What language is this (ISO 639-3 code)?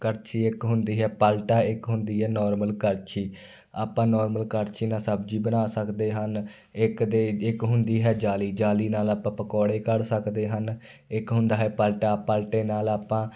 pan